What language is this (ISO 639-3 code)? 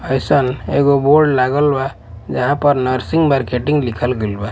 bho